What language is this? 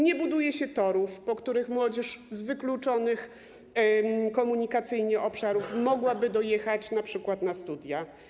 Polish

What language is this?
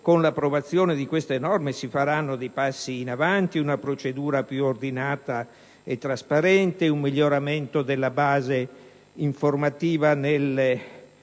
Italian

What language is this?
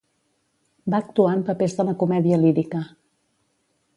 Catalan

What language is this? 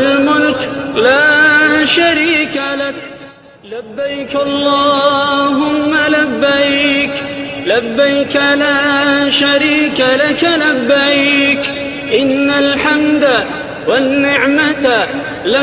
Arabic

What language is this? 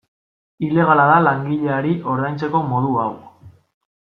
Basque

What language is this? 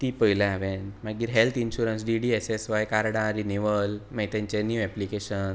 Konkani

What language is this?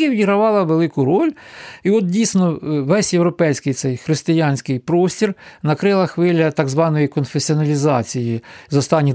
Ukrainian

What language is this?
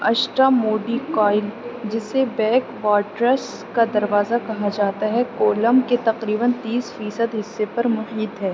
Urdu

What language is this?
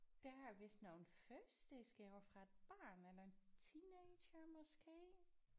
Danish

